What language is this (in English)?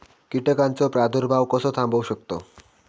Marathi